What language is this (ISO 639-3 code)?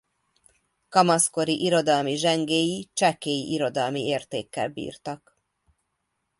hun